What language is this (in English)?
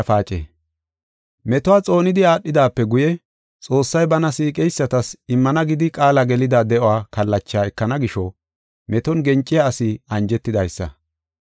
Gofa